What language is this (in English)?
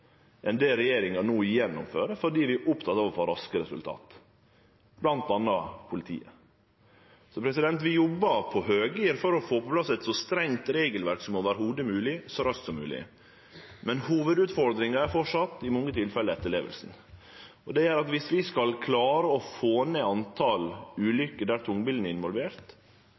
Norwegian Nynorsk